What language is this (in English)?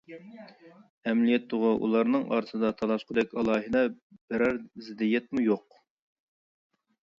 Uyghur